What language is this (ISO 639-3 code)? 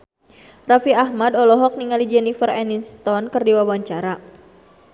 sun